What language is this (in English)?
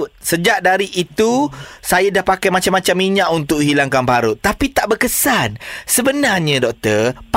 Malay